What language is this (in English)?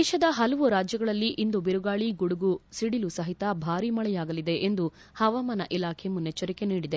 Kannada